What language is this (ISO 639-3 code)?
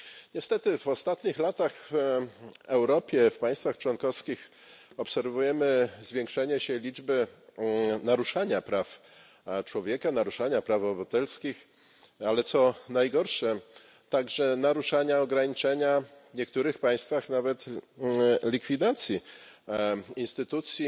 pol